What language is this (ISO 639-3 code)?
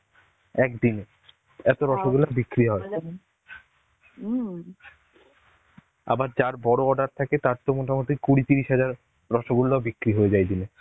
ben